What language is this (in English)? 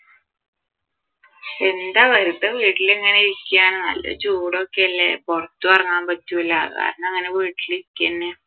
Malayalam